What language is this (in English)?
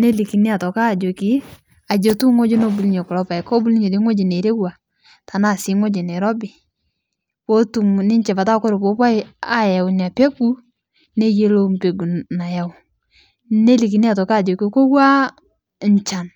Masai